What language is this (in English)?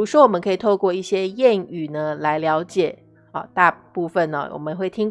Chinese